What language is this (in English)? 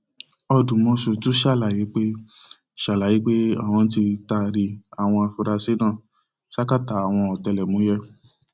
Yoruba